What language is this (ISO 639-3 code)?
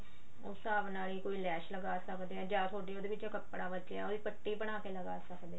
pan